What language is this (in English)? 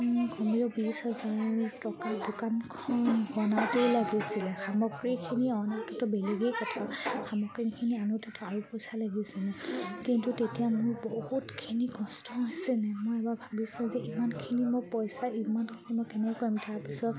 Assamese